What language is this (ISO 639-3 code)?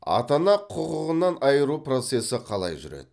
kaz